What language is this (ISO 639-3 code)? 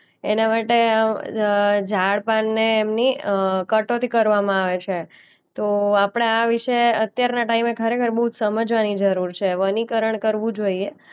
guj